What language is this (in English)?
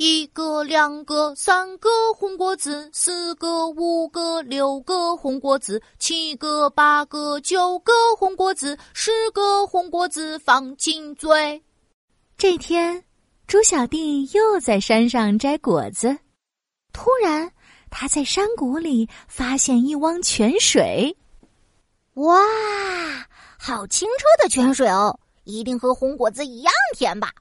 Chinese